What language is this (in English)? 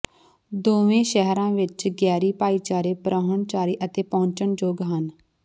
Punjabi